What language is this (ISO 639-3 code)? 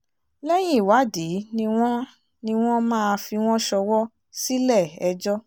yor